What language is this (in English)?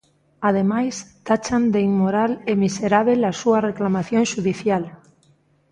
Galician